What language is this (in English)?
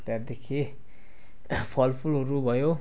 Nepali